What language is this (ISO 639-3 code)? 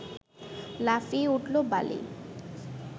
ben